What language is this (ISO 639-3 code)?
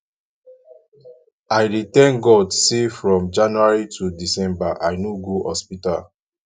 pcm